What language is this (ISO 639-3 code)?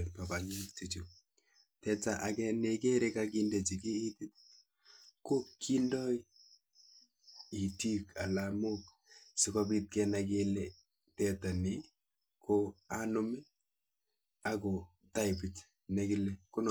kln